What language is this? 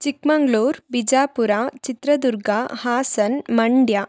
Kannada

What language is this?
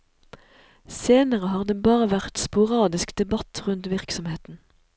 Norwegian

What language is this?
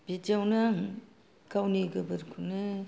Bodo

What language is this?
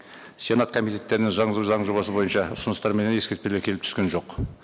Kazakh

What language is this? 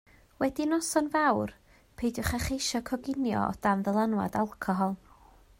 Welsh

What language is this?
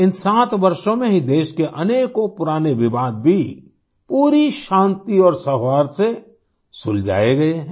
Hindi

